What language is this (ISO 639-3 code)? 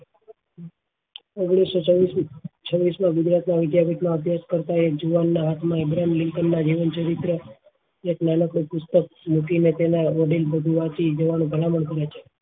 guj